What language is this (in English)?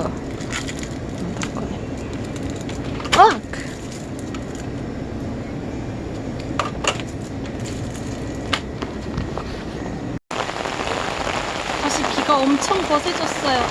Korean